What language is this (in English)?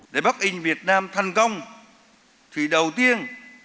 Vietnamese